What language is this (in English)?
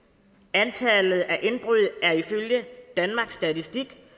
Danish